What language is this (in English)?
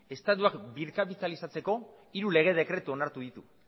Basque